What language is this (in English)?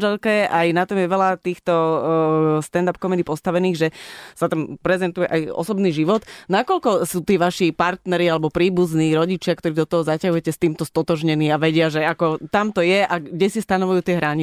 Slovak